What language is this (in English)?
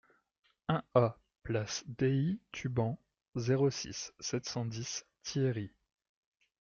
French